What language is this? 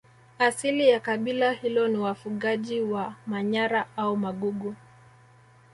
Swahili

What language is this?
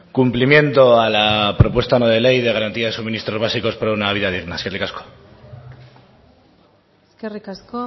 Spanish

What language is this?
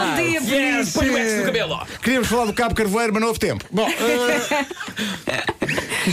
Portuguese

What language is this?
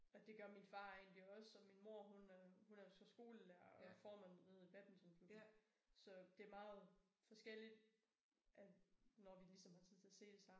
Danish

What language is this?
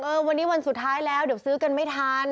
Thai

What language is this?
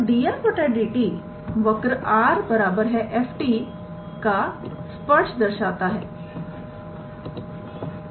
Hindi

